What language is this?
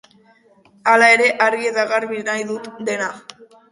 Basque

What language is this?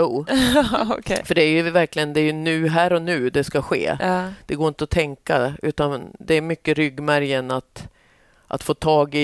Swedish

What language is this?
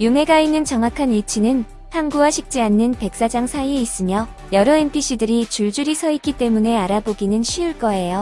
Korean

